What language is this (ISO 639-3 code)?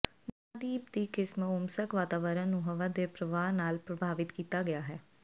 pan